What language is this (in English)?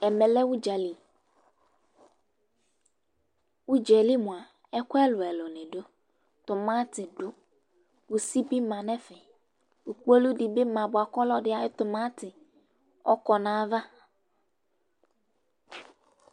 Ikposo